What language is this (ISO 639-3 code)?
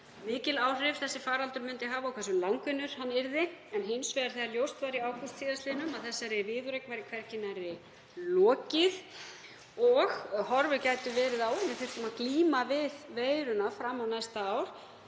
isl